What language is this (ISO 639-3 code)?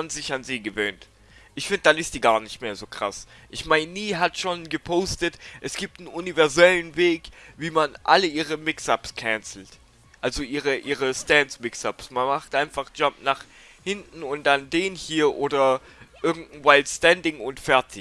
deu